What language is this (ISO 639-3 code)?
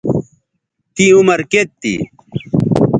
btv